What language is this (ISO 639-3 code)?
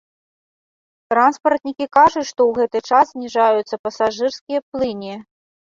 bel